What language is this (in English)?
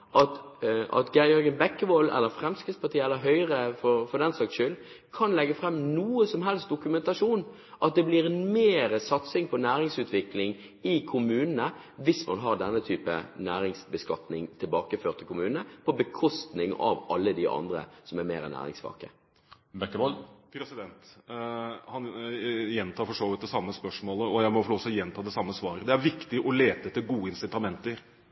Norwegian Bokmål